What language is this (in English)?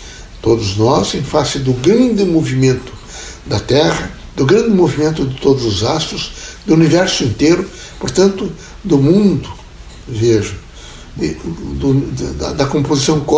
Portuguese